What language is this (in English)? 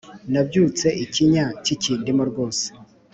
Kinyarwanda